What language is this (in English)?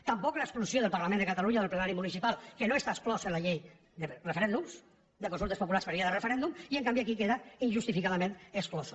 Catalan